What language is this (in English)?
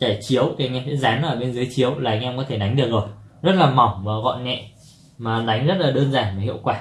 Vietnamese